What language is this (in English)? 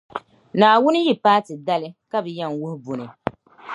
Dagbani